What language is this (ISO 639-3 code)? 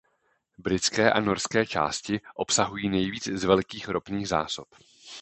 ces